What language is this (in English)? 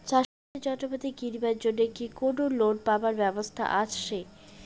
Bangla